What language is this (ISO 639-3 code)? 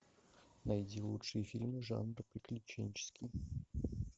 rus